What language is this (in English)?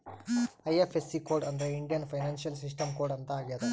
Kannada